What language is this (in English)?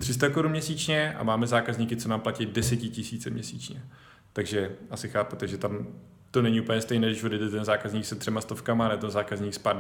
Czech